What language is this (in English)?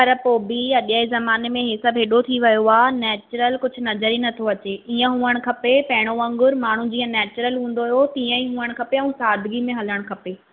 Sindhi